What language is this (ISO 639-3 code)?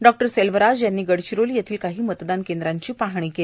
mar